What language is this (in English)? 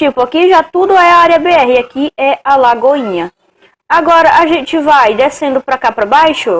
Portuguese